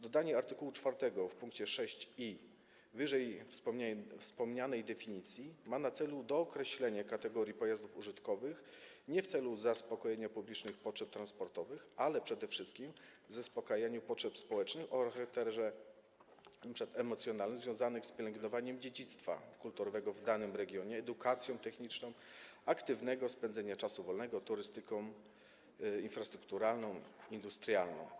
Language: Polish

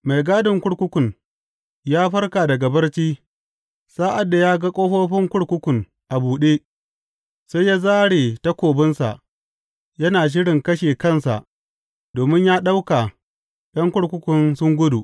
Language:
Hausa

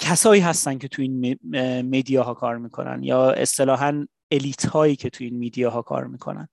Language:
Persian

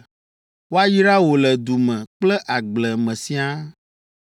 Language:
Ewe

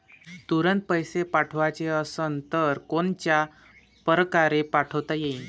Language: Marathi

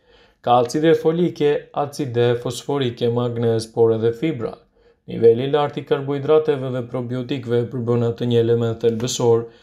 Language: Romanian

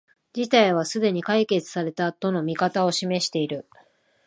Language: Japanese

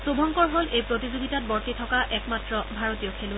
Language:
Assamese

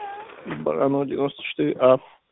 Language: Russian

